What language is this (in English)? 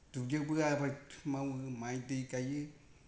Bodo